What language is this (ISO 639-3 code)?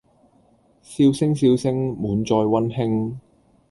yue